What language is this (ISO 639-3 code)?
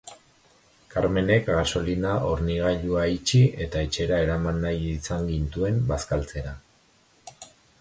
eus